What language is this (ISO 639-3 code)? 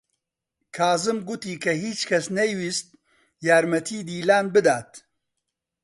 ckb